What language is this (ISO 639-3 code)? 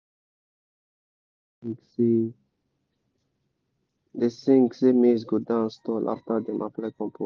pcm